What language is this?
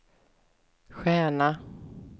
Swedish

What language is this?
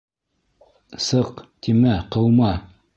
Bashkir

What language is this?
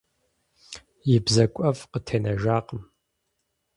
Kabardian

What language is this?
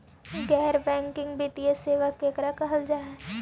Magahi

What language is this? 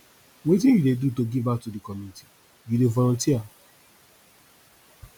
Nigerian Pidgin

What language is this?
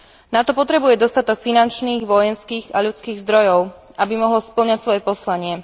Slovak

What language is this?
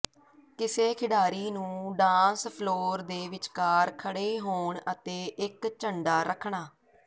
Punjabi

